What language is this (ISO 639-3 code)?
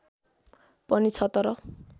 nep